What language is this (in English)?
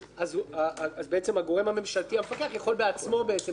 Hebrew